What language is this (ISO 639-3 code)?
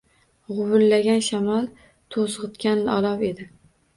uzb